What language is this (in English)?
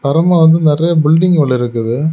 Tamil